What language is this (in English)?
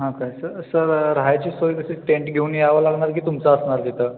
Marathi